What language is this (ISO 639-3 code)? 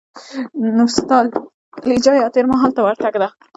pus